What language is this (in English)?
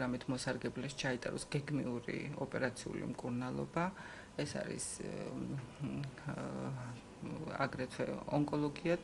Romanian